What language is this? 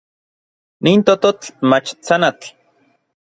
Orizaba Nahuatl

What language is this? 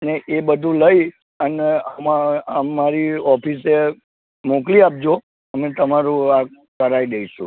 Gujarati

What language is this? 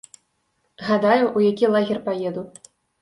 Belarusian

